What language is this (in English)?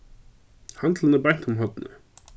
Faroese